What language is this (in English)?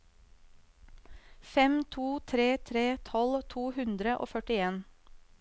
Norwegian